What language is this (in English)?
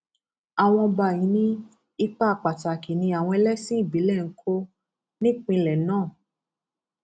Yoruba